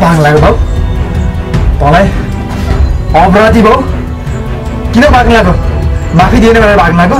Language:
Korean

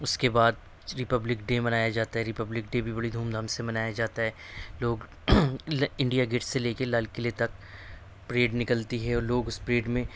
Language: Urdu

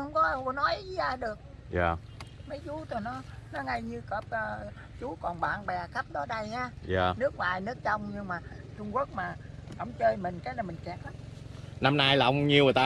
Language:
Vietnamese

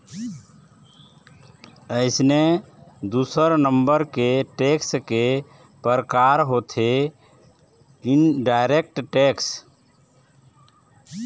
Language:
Chhattisgarhi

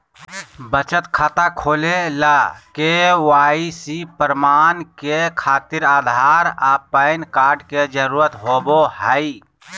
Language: Magahi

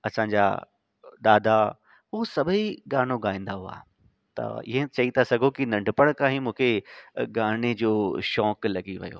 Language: Sindhi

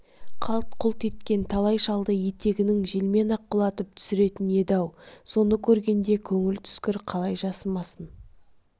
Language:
Kazakh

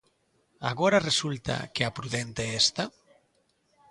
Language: Galician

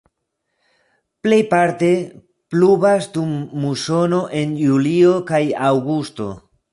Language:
Esperanto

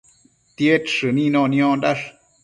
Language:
Matsés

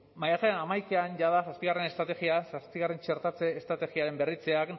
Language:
Basque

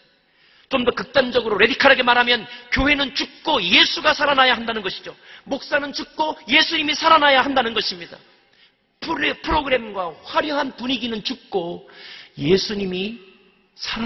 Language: Korean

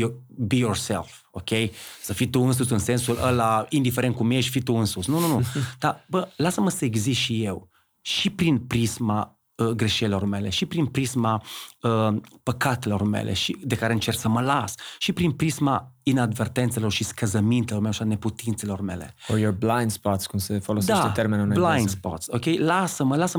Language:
Romanian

